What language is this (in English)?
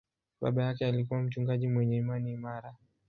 Swahili